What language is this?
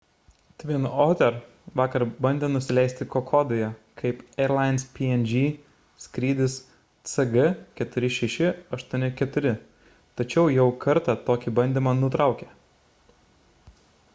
Lithuanian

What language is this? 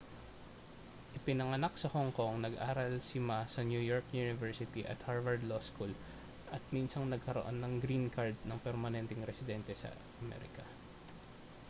Filipino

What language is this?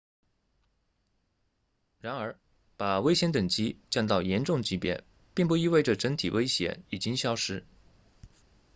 Chinese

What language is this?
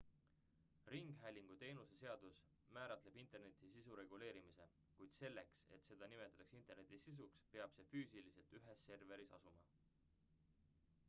Estonian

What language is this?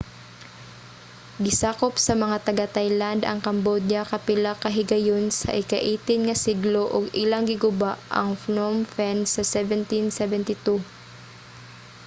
Cebuano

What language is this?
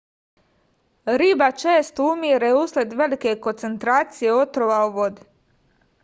Serbian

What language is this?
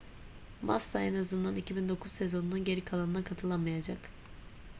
Turkish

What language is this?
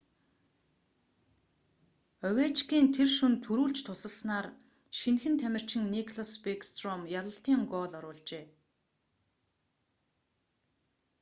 Mongolian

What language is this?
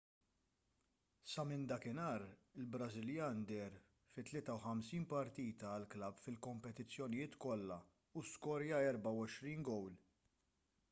Maltese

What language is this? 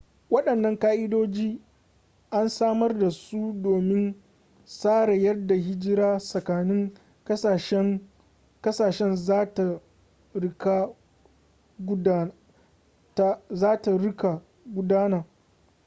Hausa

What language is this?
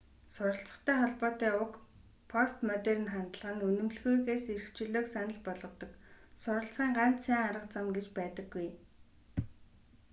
Mongolian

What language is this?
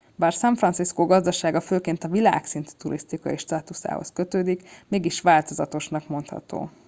Hungarian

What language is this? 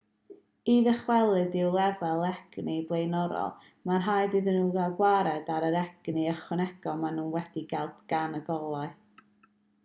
Welsh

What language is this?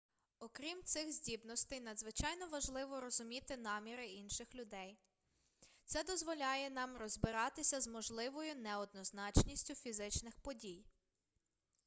Ukrainian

